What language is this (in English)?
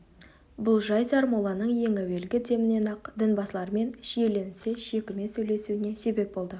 Kazakh